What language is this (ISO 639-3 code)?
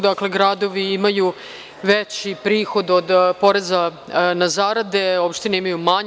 srp